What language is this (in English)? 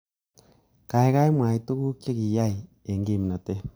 Kalenjin